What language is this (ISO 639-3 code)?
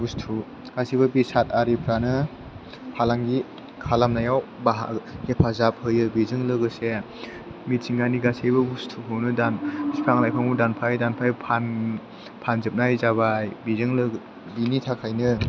brx